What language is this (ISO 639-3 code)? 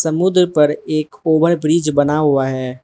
hin